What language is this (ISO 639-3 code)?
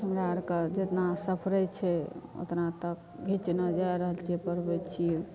mai